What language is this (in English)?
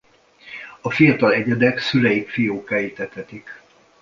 Hungarian